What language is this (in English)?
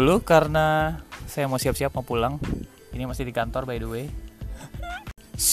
Indonesian